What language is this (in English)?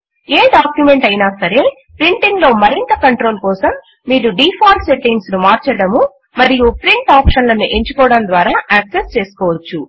Telugu